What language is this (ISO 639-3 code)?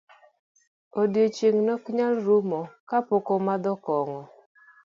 luo